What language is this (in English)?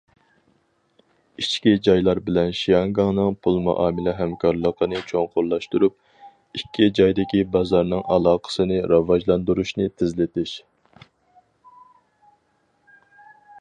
Uyghur